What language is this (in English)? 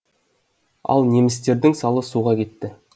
Kazakh